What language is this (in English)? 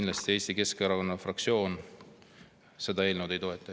Estonian